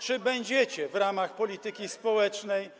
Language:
Polish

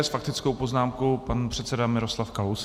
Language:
Czech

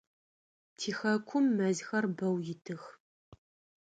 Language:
Adyghe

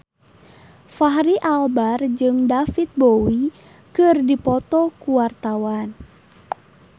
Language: Sundanese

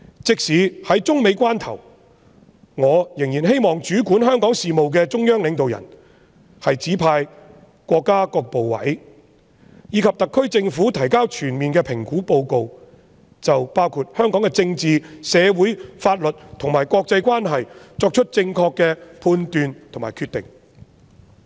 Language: Cantonese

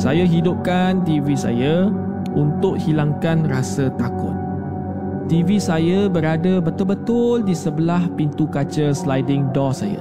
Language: Malay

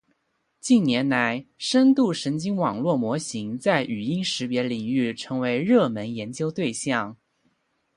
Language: Chinese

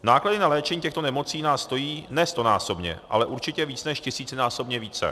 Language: Czech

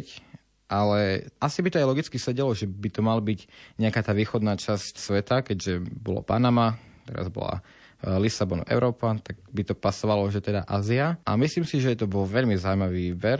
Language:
Slovak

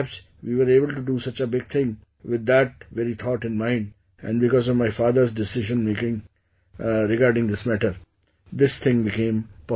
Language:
English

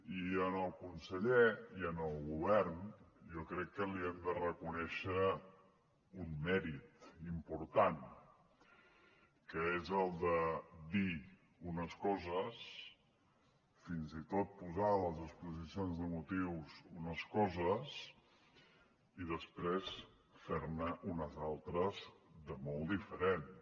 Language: Catalan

